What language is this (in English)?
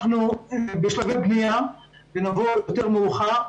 Hebrew